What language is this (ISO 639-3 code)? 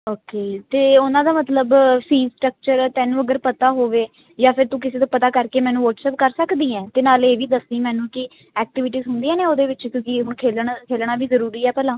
pan